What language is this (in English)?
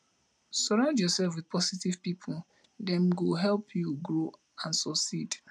Nigerian Pidgin